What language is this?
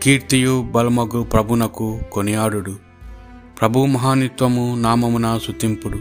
Telugu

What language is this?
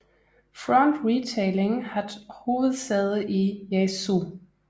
Danish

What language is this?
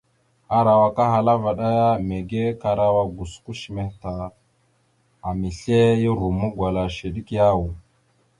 Mada (Cameroon)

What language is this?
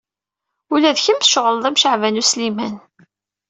Kabyle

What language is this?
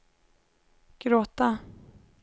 Swedish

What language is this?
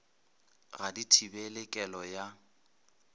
Northern Sotho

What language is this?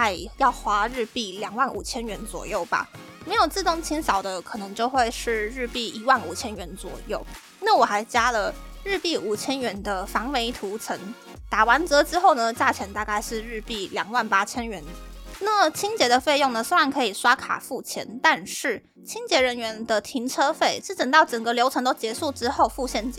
Chinese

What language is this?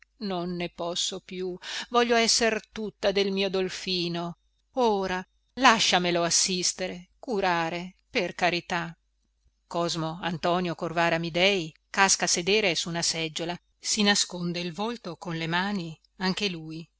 Italian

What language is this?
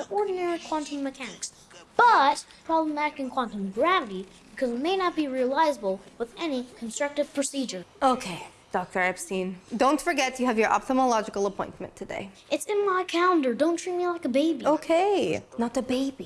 English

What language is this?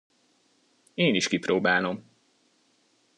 Hungarian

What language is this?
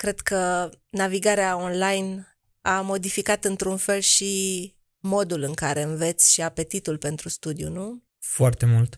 Romanian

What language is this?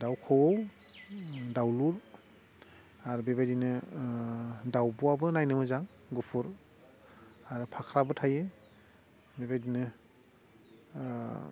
Bodo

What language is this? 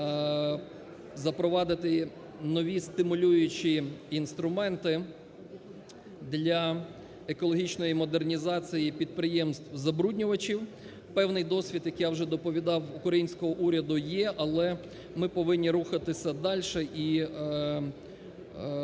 Ukrainian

